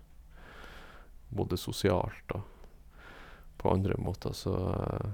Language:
Norwegian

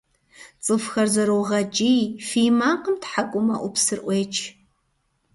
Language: Kabardian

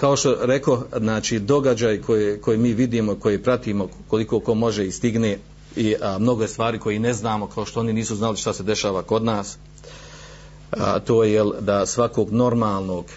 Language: Croatian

